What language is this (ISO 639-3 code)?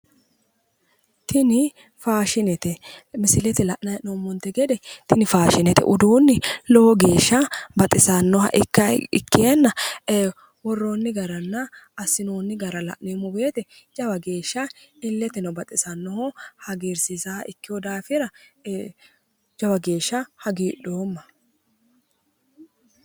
sid